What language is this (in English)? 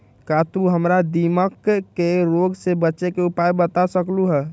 Magahi